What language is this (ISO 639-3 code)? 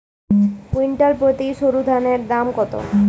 ben